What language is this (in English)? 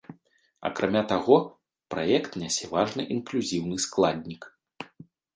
Belarusian